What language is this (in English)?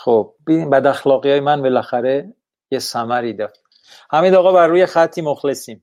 Persian